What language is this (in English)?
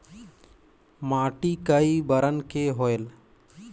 Chhattisgarhi